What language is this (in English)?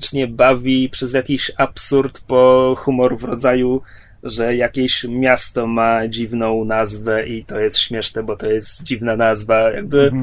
Polish